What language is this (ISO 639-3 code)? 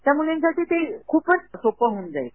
mar